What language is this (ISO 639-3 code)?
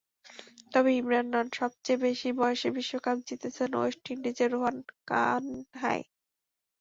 ben